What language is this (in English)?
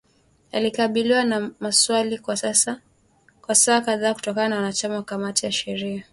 Swahili